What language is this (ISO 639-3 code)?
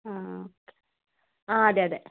mal